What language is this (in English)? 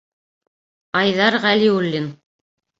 Bashkir